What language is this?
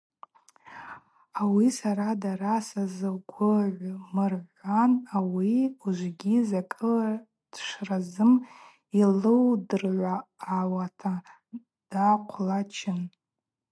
Abaza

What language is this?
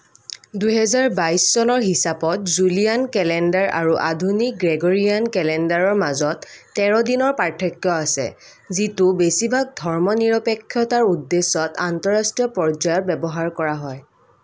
Assamese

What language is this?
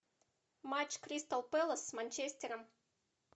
Russian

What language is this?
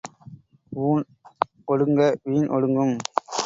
Tamil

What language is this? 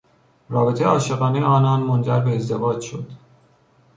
Persian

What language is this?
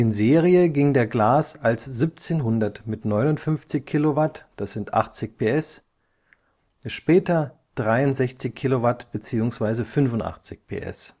German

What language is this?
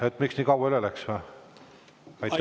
Estonian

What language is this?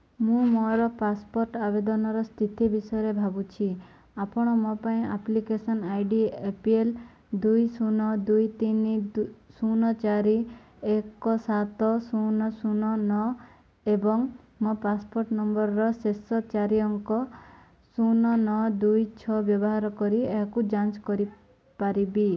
Odia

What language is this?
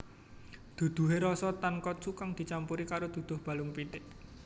Javanese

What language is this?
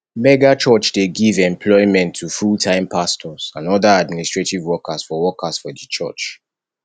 Nigerian Pidgin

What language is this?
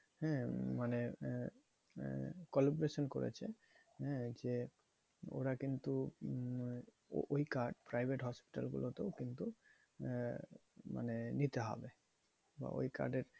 Bangla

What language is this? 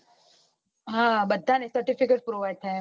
Gujarati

